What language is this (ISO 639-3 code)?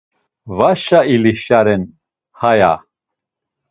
lzz